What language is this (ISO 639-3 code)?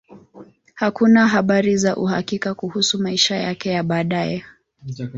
swa